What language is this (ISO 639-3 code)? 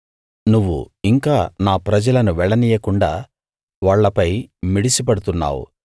tel